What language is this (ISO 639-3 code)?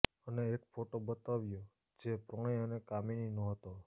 guj